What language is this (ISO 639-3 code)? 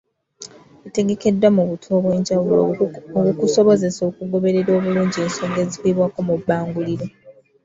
lug